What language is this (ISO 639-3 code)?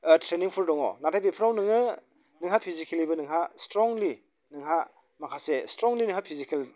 brx